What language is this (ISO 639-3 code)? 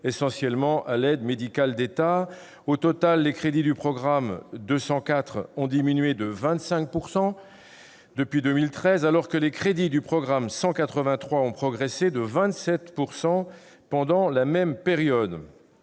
fra